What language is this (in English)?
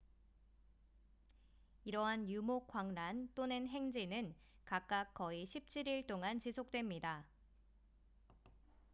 Korean